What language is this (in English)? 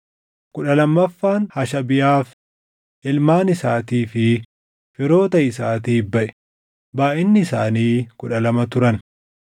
Oromo